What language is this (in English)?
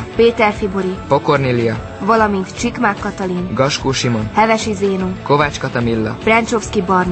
Hungarian